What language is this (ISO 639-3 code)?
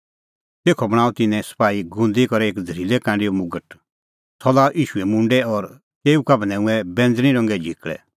kfx